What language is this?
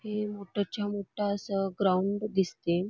Marathi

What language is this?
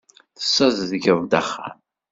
Kabyle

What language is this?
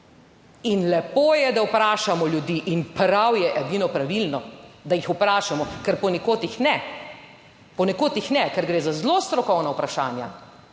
Slovenian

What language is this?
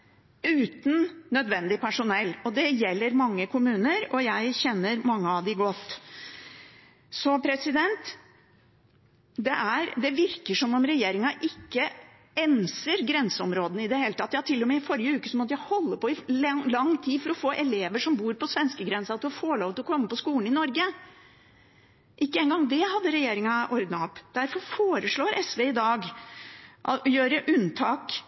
Norwegian Bokmål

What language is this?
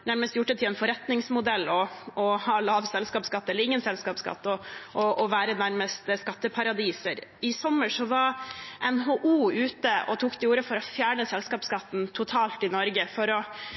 Norwegian Bokmål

